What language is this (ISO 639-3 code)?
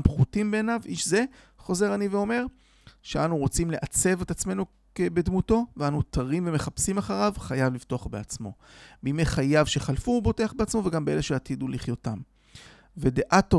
heb